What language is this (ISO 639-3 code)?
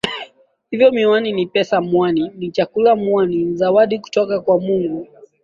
swa